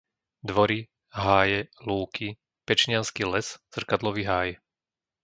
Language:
Slovak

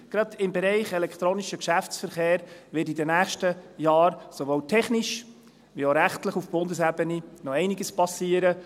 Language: Swiss German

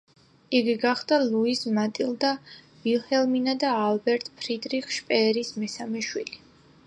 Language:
Georgian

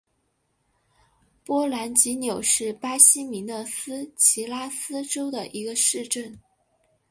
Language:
Chinese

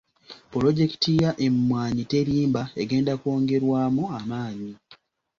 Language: Ganda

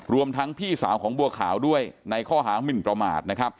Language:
Thai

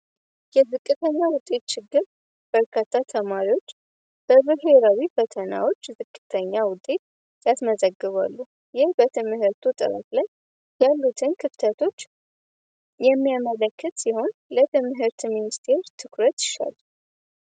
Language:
Amharic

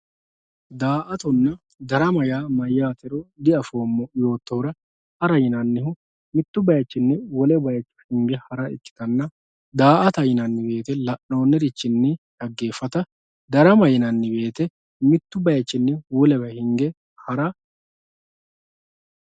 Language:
Sidamo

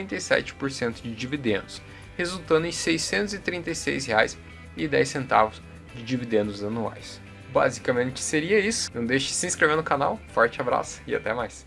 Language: Portuguese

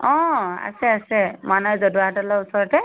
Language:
Assamese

